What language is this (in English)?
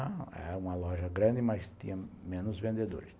Portuguese